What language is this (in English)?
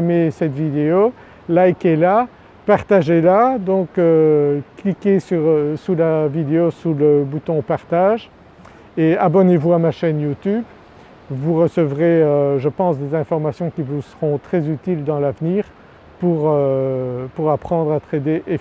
French